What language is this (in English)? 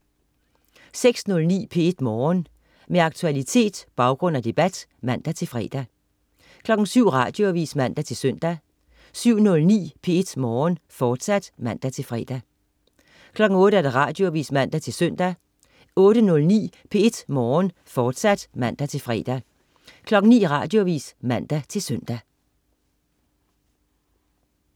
Danish